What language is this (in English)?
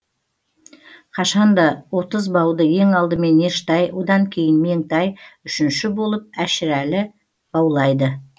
Kazakh